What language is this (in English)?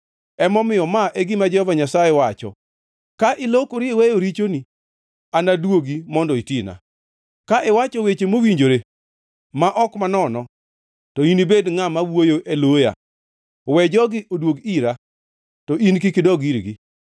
Luo (Kenya and Tanzania)